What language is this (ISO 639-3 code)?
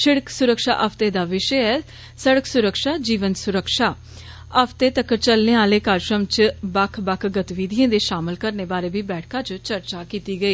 doi